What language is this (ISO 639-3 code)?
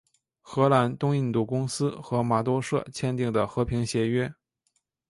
zho